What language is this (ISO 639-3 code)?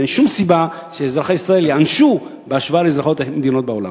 heb